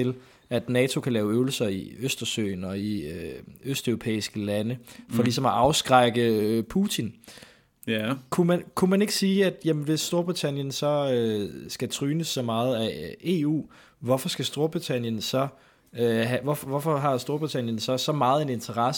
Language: Danish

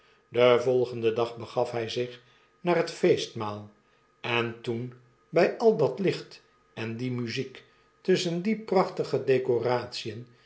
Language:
Dutch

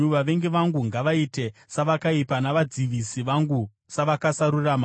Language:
Shona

